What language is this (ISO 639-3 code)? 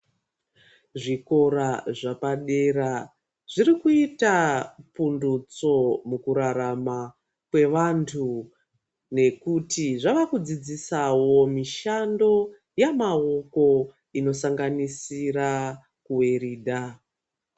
ndc